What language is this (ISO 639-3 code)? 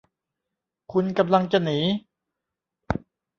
tha